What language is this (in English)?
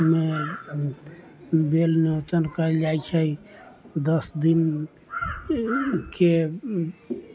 Maithili